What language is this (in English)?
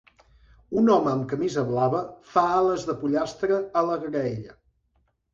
Catalan